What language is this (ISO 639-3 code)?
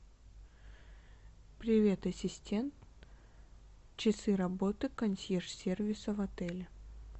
rus